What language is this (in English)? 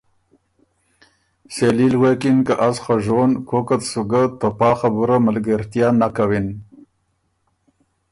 Ormuri